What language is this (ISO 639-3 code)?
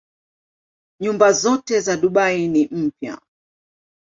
swa